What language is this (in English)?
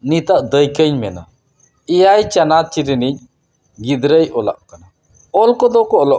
Santali